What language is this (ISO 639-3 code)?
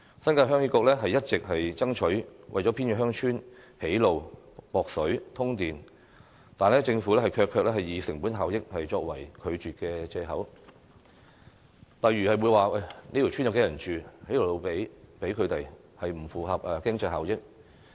yue